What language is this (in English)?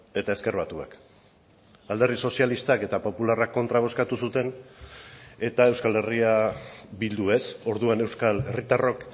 Basque